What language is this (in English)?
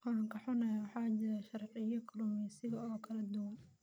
Somali